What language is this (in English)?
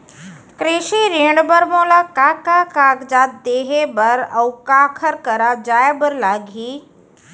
Chhattisgarhi